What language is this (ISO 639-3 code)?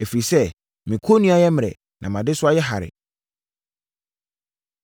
aka